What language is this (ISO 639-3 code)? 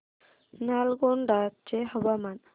mar